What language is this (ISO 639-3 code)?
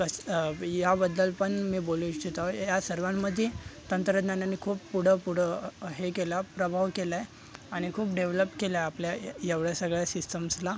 mar